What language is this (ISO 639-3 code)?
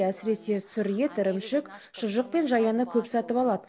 kaz